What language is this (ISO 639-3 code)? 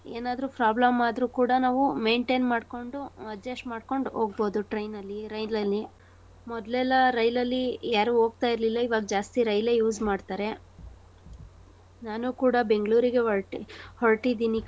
kan